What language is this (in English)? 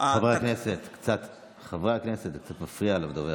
Hebrew